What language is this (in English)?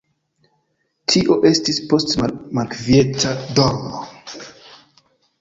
Esperanto